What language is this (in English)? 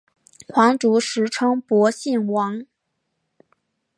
Chinese